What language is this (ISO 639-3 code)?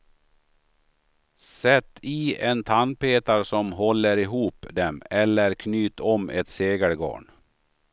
swe